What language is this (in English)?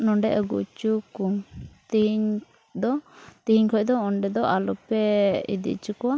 Santali